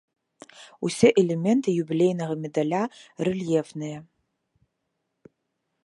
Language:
Belarusian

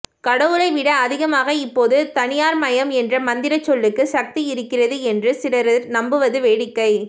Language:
Tamil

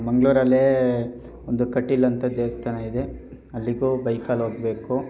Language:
Kannada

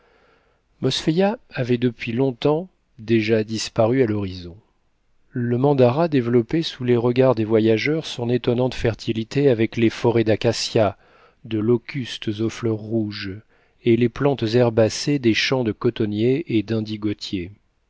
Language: French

